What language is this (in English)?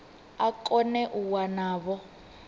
Venda